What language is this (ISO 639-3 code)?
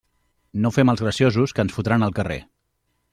cat